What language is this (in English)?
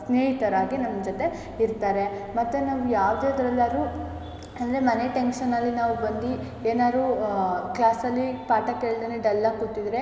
Kannada